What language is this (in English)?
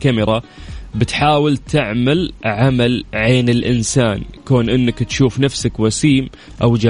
Arabic